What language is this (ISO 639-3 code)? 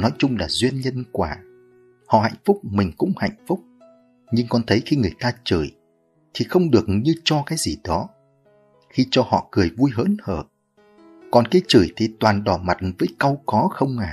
vie